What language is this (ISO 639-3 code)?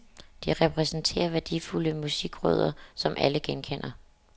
dan